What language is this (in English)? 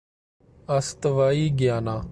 Urdu